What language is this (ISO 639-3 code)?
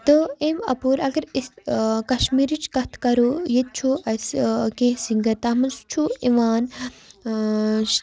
kas